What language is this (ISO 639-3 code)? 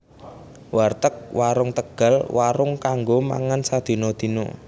jav